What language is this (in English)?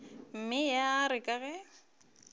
Northern Sotho